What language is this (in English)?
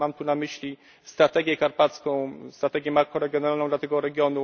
Polish